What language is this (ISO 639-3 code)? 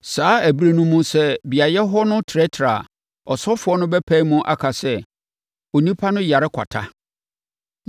aka